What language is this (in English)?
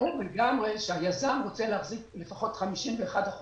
Hebrew